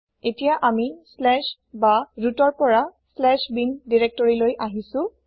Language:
Assamese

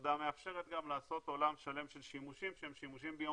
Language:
Hebrew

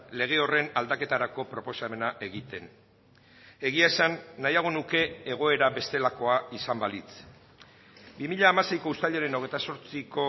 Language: Basque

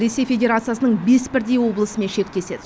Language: Kazakh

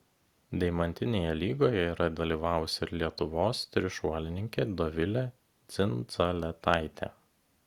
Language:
Lithuanian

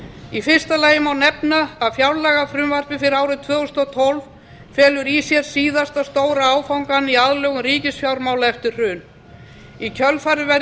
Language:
Icelandic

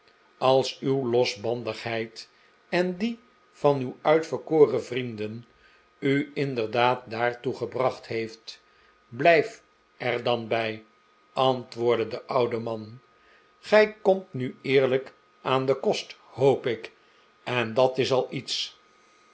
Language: Dutch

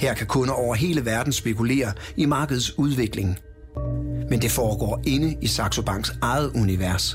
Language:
Danish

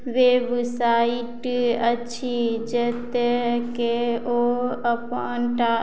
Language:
Maithili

